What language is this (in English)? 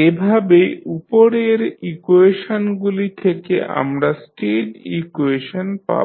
Bangla